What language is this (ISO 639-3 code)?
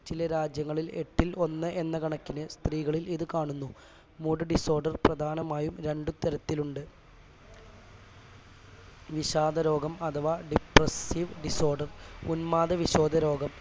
mal